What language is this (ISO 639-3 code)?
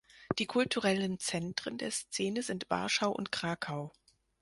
deu